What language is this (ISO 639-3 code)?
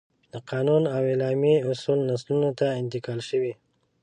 pus